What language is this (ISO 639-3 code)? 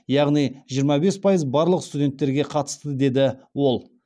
kaz